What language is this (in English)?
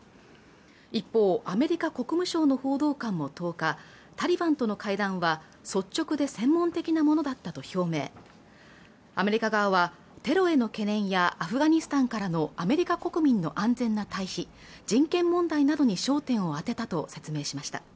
Japanese